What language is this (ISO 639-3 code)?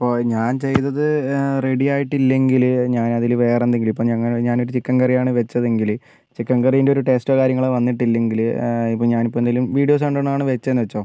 mal